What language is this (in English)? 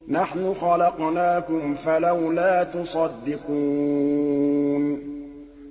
Arabic